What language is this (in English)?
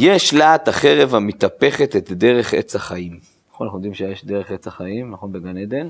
Hebrew